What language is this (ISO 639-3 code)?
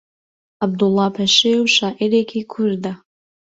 ckb